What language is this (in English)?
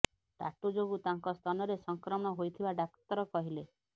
Odia